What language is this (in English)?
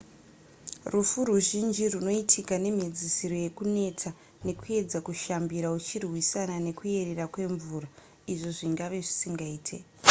Shona